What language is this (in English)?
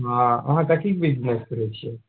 Maithili